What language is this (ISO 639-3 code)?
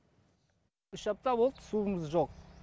kaz